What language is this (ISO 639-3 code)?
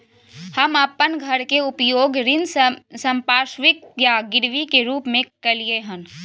mai